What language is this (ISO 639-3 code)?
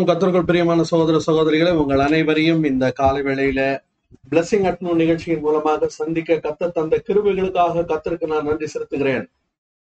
tam